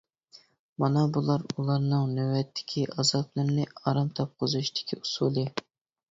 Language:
Uyghur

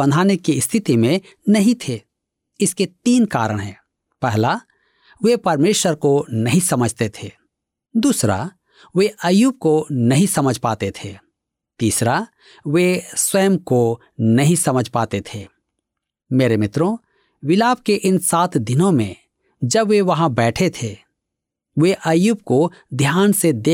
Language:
Hindi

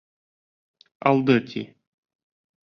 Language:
Bashkir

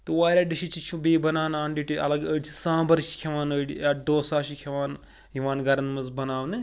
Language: Kashmiri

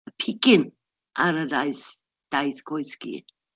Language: Welsh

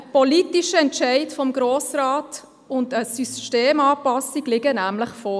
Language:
Swiss German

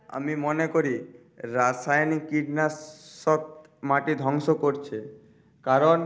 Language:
Bangla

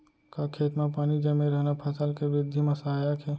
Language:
Chhattisgarhi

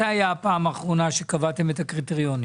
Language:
Hebrew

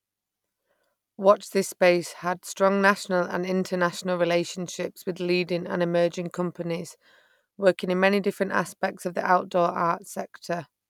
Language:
English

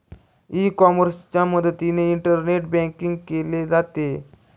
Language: Marathi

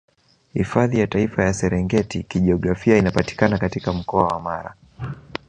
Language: Swahili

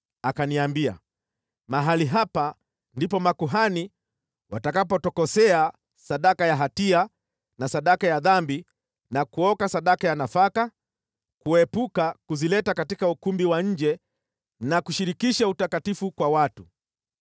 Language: Swahili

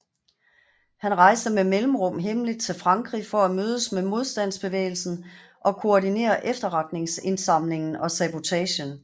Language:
Danish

